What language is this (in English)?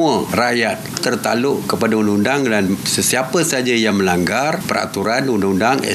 Malay